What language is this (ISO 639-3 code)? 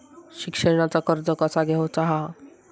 mar